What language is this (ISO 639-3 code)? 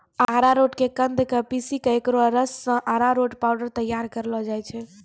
mai